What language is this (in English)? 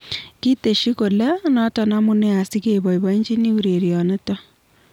Kalenjin